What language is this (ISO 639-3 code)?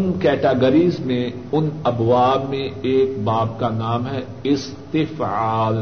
urd